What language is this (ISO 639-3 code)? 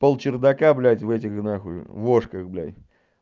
rus